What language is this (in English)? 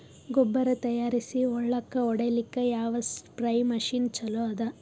Kannada